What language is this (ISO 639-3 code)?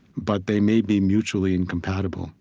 eng